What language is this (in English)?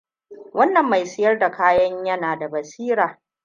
Hausa